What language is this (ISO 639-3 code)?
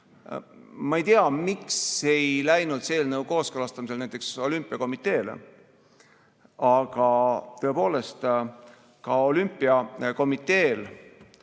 est